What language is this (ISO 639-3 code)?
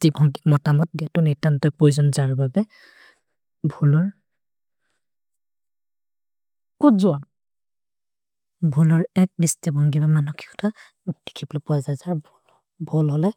mrr